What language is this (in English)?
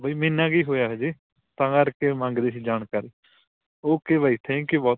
Punjabi